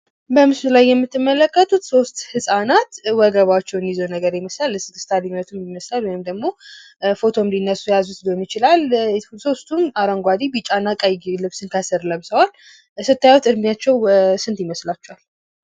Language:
Amharic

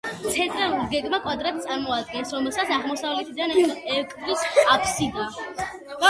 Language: Georgian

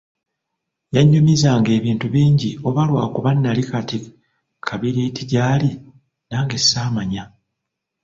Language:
Ganda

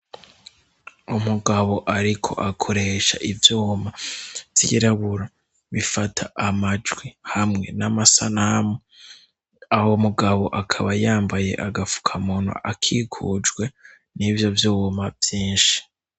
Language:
Rundi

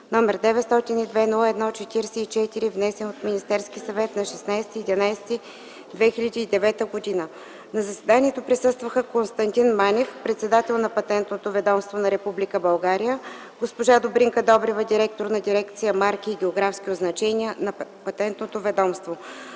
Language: Bulgarian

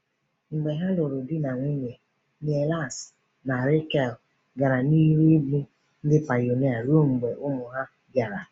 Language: Igbo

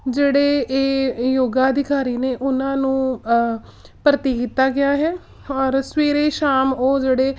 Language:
Punjabi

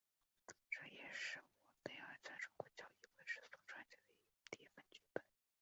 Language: Chinese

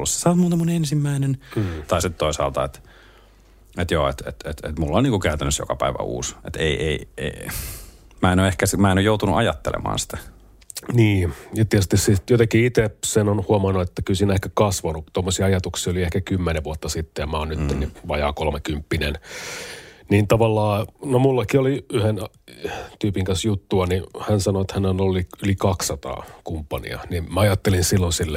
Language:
Finnish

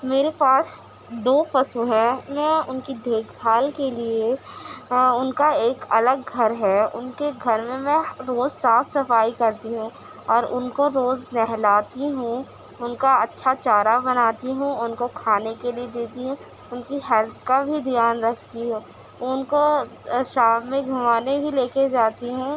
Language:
Urdu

